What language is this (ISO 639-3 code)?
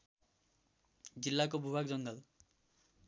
nep